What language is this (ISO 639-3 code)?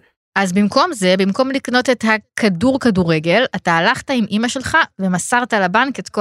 heb